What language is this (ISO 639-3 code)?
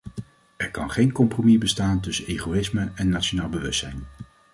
nld